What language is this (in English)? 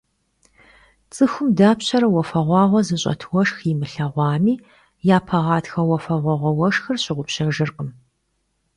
Kabardian